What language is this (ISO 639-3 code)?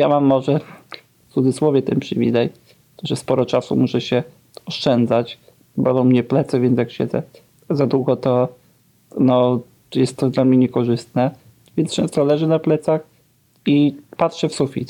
pol